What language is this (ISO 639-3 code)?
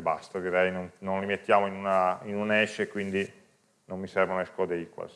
ita